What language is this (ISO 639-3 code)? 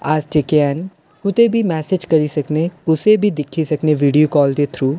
doi